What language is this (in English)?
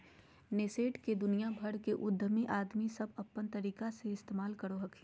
Magahi